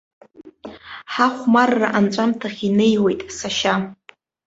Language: Abkhazian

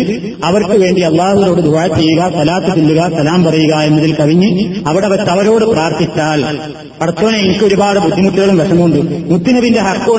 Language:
Malayalam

